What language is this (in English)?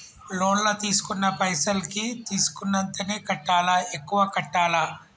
Telugu